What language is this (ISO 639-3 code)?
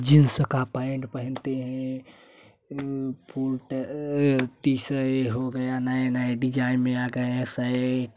hin